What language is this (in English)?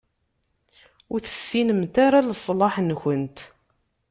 Kabyle